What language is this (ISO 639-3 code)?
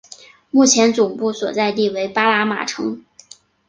zho